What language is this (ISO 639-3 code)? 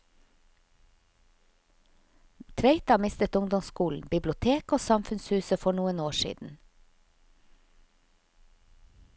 nor